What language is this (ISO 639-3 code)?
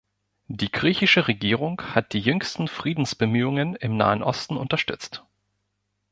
deu